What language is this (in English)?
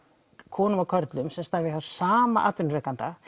Icelandic